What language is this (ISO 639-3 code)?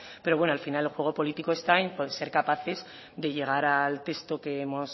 spa